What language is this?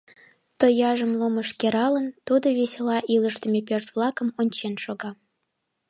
Mari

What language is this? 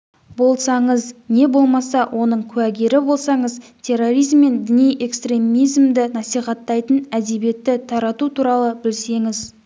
Kazakh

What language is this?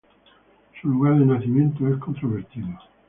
Spanish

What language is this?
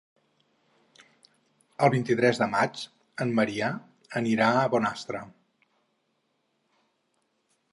Catalan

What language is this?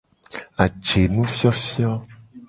Gen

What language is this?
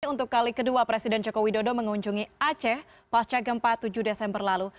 Indonesian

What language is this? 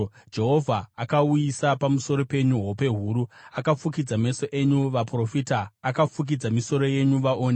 Shona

